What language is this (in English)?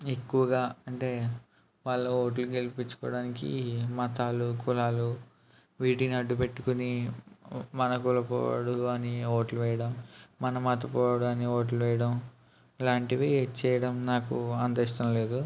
Telugu